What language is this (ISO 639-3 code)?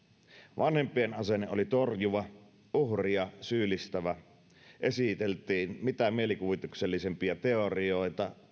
fin